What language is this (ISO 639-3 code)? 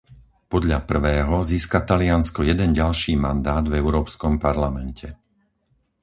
slk